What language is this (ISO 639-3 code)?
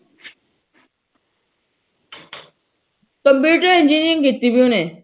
pan